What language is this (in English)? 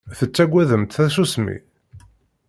Kabyle